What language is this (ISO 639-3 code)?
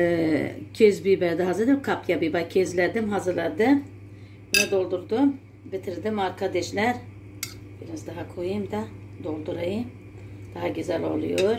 tur